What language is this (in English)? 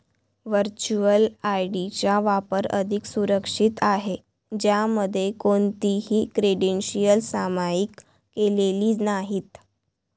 Marathi